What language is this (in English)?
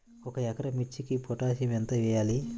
Telugu